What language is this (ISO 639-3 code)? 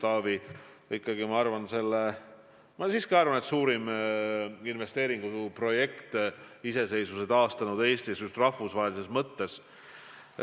est